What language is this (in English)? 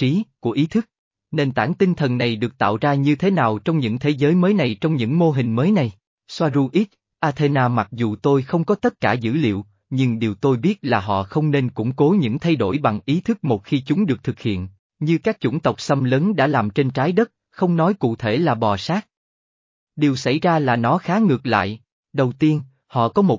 Vietnamese